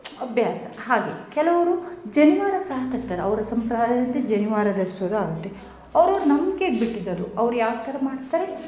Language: Kannada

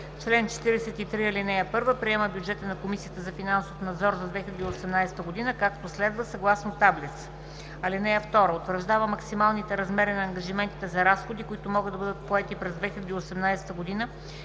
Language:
Bulgarian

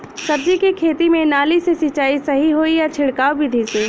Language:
Bhojpuri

